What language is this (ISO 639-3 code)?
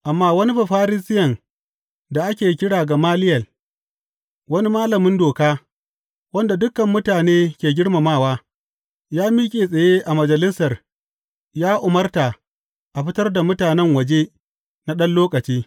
hau